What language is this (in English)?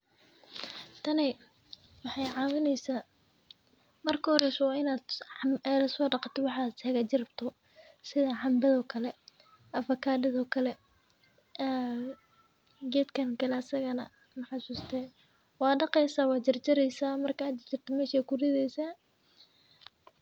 Somali